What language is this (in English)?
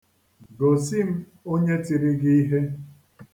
Igbo